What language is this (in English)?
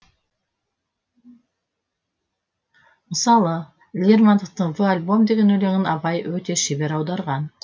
Kazakh